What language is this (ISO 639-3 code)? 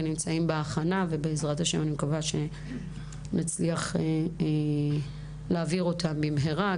heb